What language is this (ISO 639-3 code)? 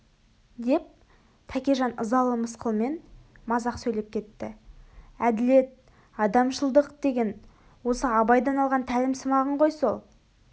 kaz